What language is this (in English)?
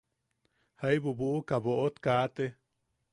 Yaqui